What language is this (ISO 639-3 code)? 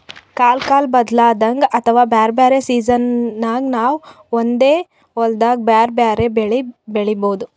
kan